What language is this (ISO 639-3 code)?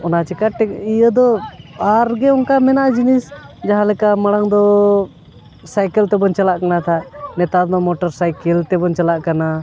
sat